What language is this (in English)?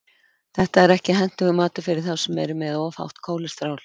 Icelandic